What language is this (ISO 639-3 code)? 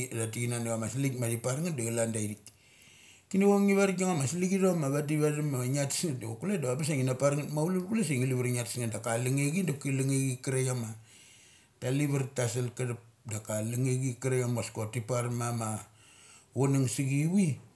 gcc